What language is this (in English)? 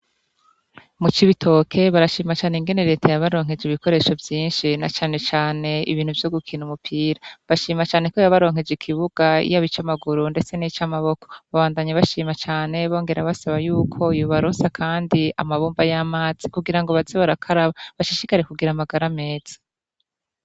Rundi